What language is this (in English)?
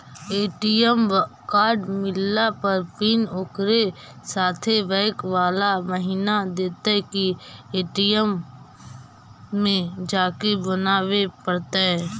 Magahi